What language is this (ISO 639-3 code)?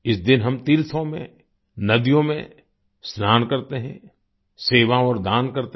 hin